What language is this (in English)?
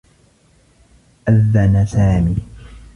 Arabic